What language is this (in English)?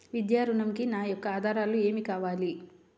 Telugu